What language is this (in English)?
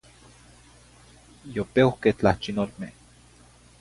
Zacatlán-Ahuacatlán-Tepetzintla Nahuatl